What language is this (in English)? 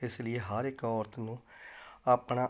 Punjabi